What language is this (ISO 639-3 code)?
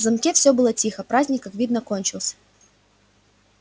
rus